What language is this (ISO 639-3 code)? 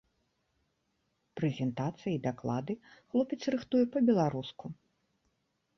bel